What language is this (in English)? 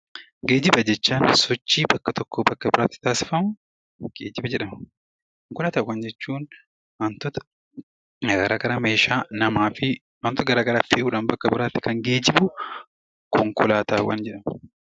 Oromo